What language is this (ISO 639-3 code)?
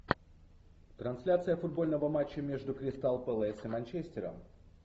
rus